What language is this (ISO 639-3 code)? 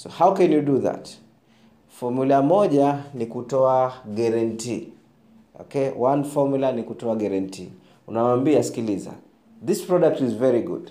swa